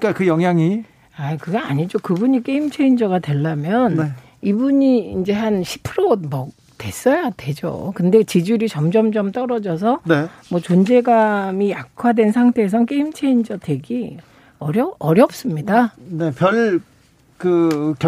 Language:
Korean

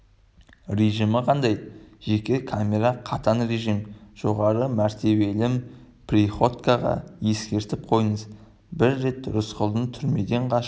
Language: Kazakh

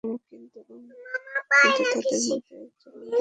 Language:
Bangla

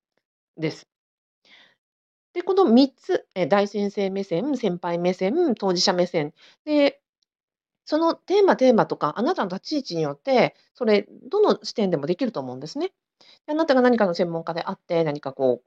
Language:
Japanese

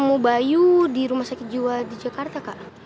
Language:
Indonesian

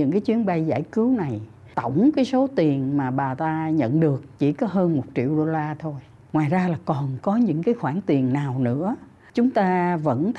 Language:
Vietnamese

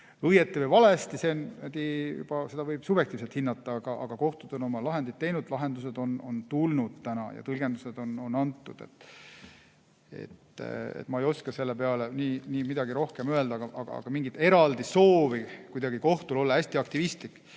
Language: Estonian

